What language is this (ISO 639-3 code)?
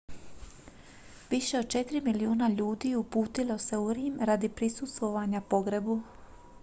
hrv